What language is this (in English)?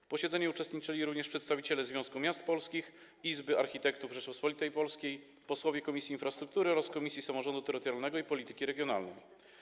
Polish